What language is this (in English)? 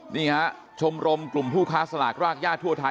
Thai